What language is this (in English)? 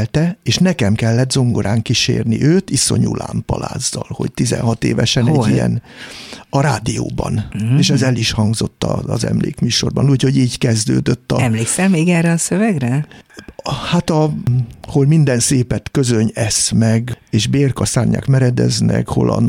Hungarian